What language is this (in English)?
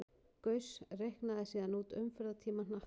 Icelandic